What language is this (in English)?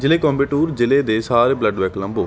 Punjabi